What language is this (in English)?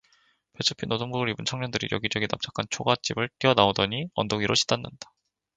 Korean